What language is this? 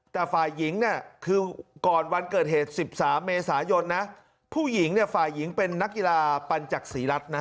Thai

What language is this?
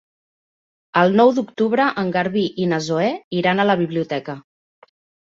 Catalan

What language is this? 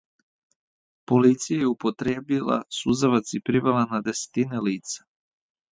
Serbian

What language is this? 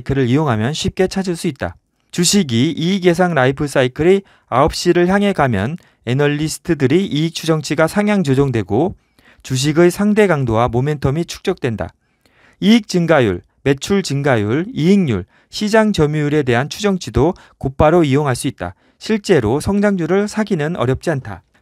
Korean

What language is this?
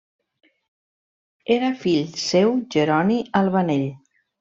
Catalan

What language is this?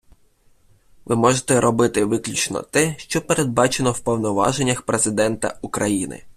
Ukrainian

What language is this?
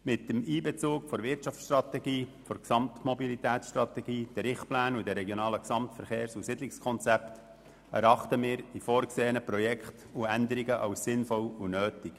Swiss German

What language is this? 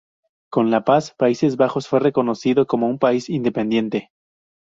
Spanish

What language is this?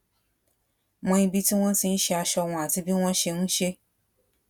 Yoruba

